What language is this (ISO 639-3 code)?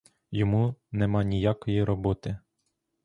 ukr